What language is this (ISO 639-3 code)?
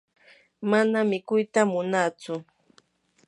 qur